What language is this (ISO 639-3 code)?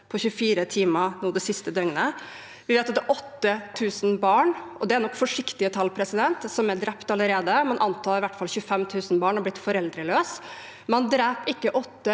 nor